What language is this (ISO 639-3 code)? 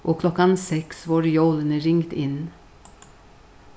fao